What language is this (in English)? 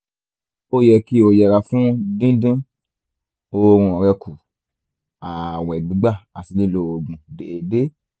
Yoruba